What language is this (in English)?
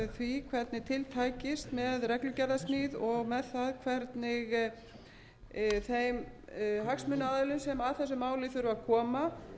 Icelandic